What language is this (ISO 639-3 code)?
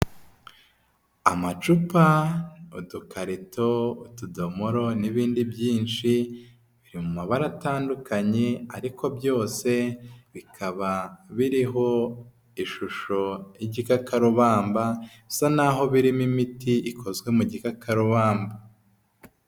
kin